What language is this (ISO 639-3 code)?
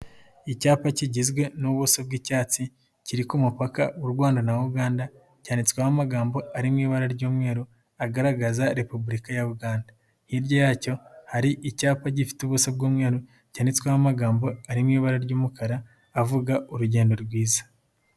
kin